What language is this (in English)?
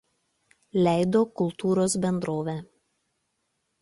Lithuanian